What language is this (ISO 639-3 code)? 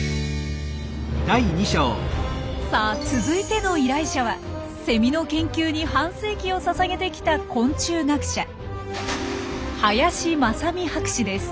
jpn